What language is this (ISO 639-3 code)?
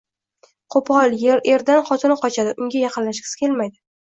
uzb